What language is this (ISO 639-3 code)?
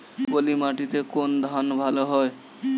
ben